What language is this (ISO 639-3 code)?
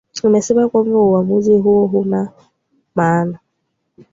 swa